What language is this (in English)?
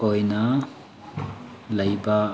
Manipuri